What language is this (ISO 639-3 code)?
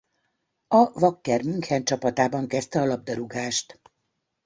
hun